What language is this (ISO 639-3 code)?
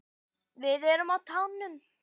isl